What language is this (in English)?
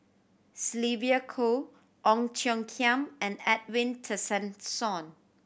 English